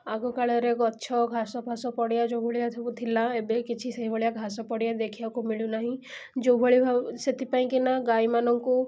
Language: Odia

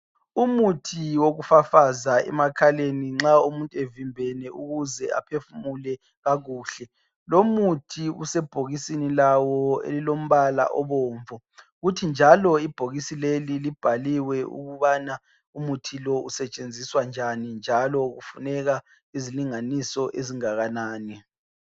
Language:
North Ndebele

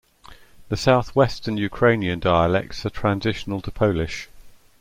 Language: English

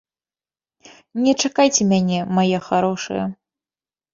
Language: Belarusian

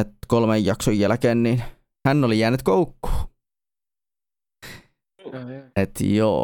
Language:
Finnish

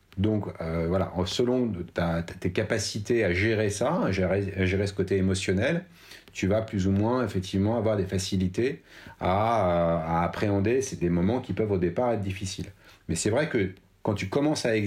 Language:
French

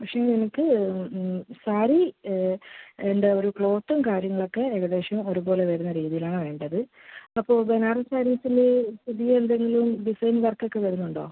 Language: Malayalam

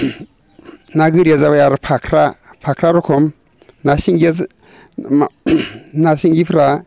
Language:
Bodo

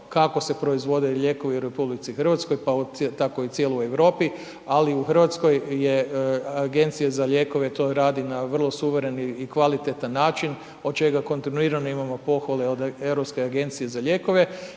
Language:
Croatian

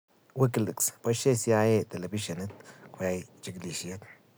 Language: Kalenjin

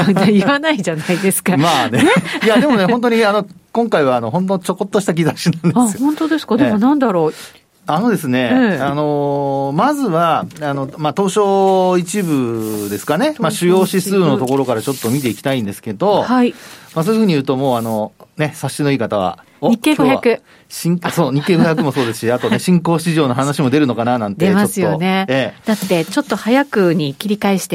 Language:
Japanese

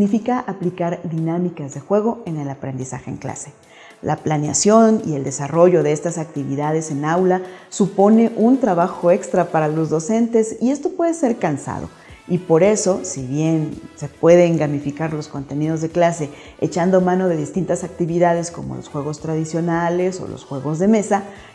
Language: Spanish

